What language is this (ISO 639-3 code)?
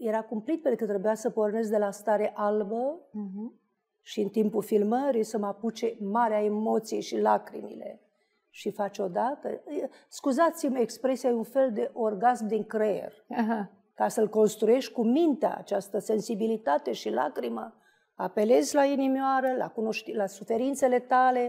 ron